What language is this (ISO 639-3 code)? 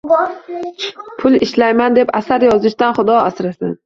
uzb